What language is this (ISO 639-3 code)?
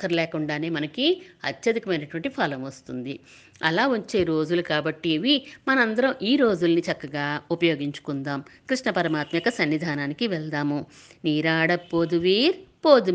tel